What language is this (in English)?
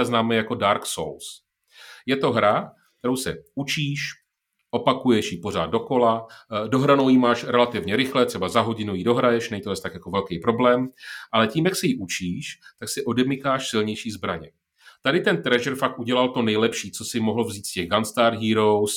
Czech